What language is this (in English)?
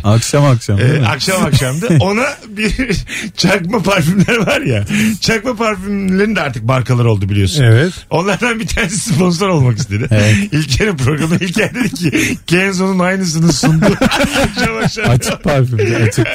Turkish